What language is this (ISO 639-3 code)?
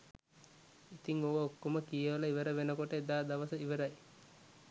sin